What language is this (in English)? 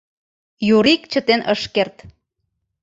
Mari